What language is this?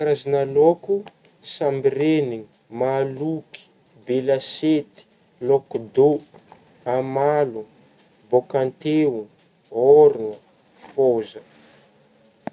Northern Betsimisaraka Malagasy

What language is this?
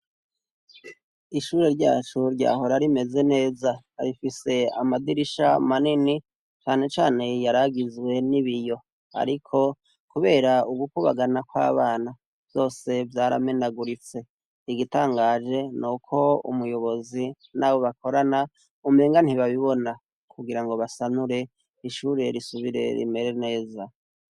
Rundi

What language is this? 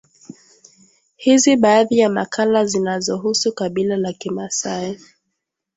Swahili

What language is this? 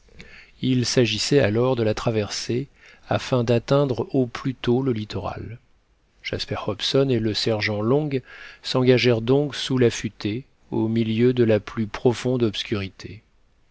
French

